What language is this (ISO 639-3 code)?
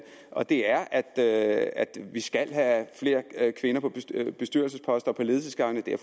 dan